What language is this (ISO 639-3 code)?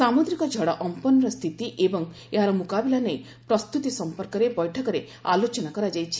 ori